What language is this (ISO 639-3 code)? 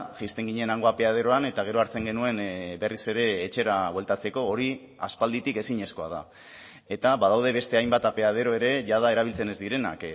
eus